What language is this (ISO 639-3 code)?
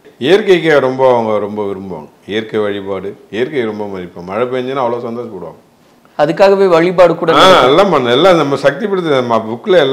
ron